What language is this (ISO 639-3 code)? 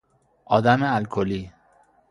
fas